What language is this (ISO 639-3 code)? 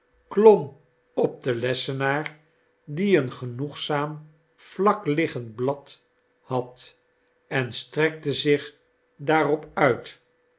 nld